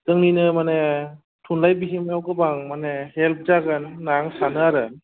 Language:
Bodo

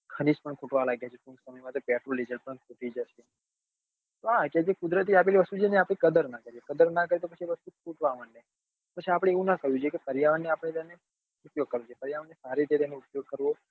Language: Gujarati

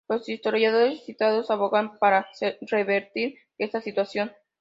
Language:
Spanish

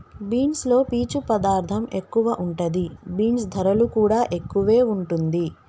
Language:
Telugu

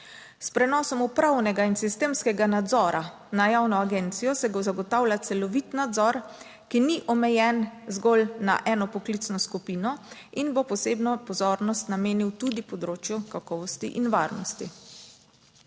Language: Slovenian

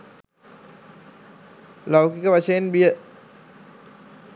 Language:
Sinhala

